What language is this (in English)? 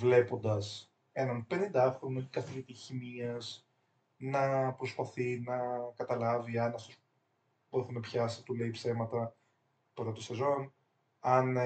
Greek